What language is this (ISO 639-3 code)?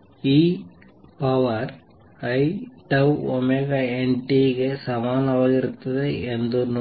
kan